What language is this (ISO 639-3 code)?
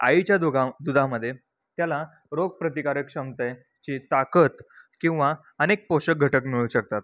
mar